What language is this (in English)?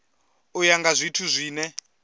Venda